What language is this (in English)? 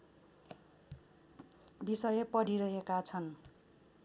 Nepali